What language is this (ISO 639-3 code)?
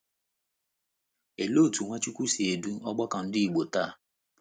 ibo